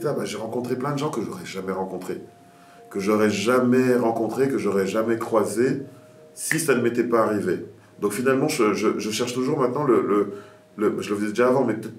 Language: French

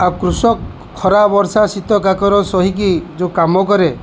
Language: Odia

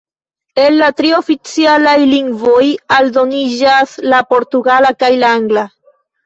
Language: Esperanto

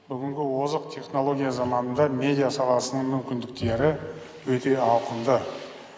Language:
Kazakh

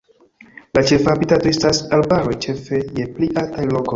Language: Esperanto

